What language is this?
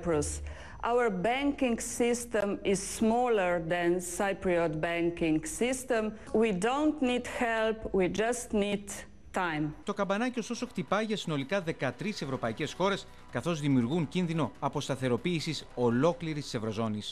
Greek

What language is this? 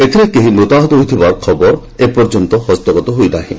Odia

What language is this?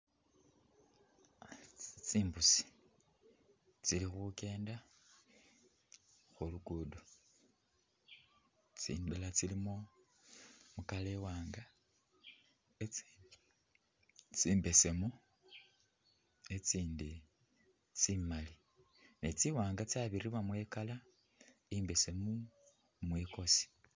Masaaba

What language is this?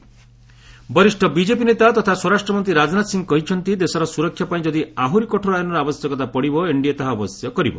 Odia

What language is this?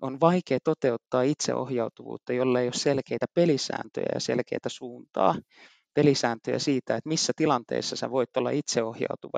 Finnish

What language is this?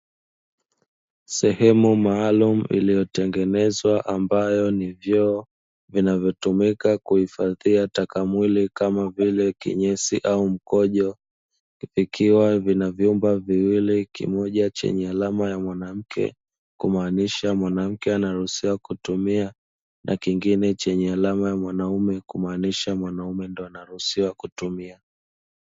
Swahili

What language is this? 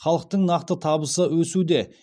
Kazakh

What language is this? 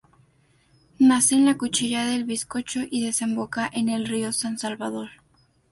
Spanish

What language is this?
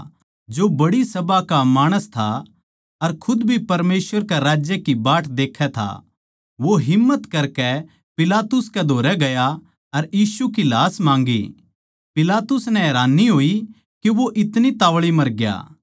Haryanvi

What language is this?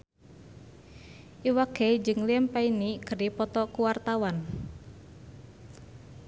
Sundanese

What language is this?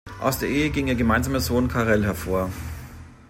German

